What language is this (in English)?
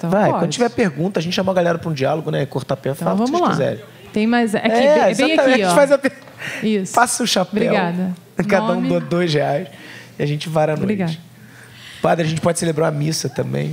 Portuguese